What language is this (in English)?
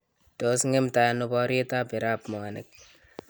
Kalenjin